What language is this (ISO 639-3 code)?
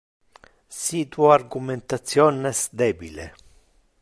ina